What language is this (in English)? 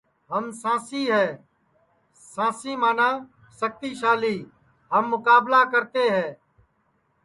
Sansi